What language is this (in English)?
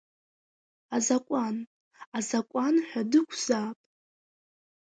Abkhazian